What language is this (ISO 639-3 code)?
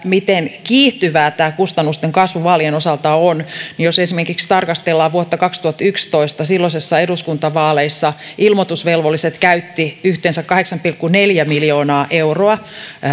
fin